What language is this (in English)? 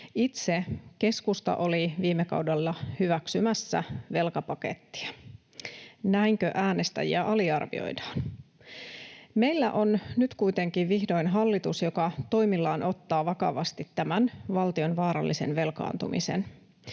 Finnish